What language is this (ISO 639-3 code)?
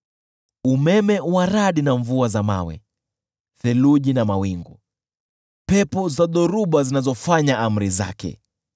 swa